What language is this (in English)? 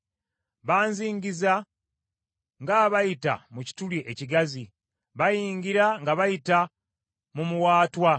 Ganda